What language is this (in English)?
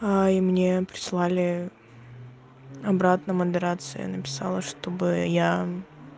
Russian